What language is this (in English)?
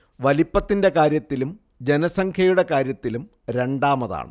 Malayalam